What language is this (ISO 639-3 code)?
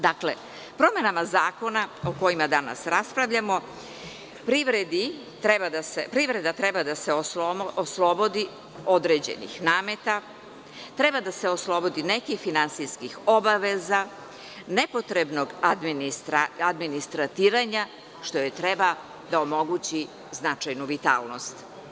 srp